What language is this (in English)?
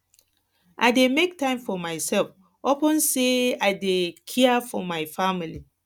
Nigerian Pidgin